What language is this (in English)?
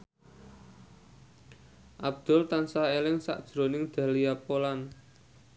Javanese